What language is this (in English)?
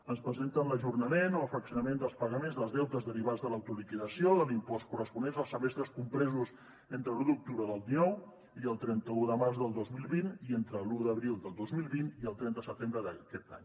Catalan